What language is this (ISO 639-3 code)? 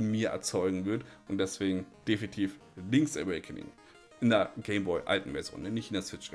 deu